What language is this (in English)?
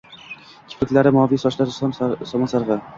Uzbek